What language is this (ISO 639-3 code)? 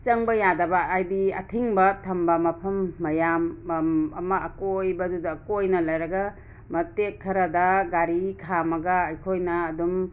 mni